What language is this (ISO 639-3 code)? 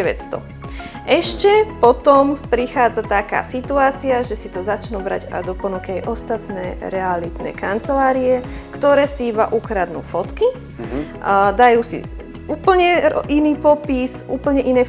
slk